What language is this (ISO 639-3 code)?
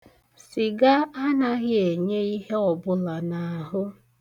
ibo